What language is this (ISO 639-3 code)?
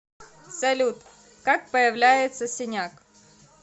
rus